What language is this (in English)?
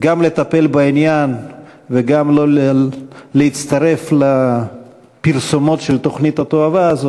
Hebrew